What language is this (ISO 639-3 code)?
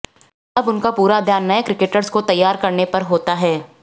hin